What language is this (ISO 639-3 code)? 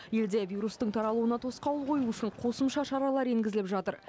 kaz